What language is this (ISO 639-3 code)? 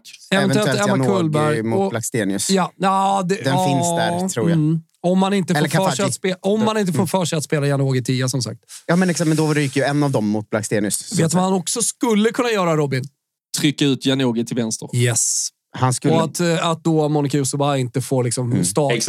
swe